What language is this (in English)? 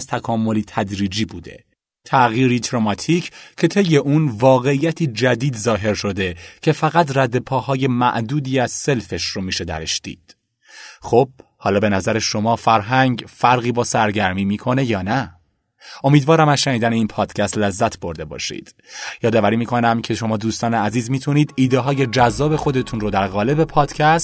Persian